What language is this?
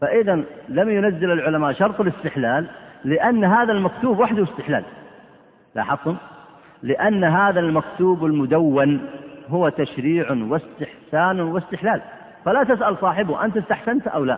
Arabic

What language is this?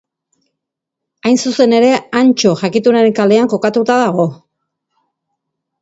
Basque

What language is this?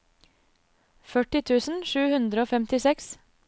Norwegian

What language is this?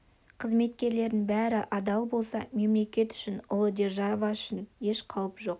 Kazakh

